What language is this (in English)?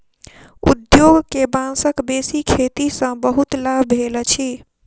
Maithili